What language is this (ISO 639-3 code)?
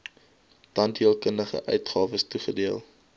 afr